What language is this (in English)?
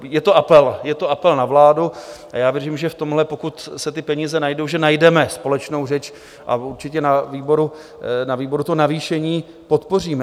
Czech